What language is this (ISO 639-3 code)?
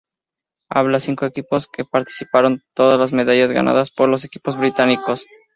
spa